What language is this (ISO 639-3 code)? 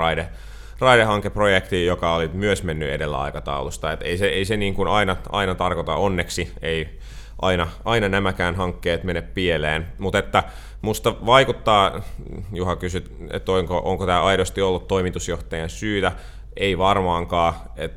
fin